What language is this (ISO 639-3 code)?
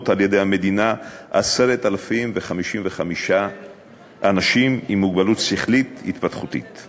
heb